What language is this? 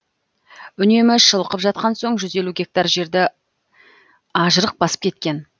Kazakh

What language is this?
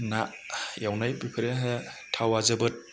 Bodo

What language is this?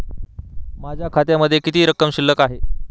Marathi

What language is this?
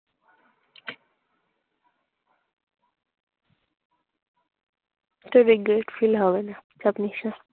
Bangla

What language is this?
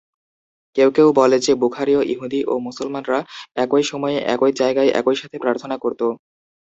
Bangla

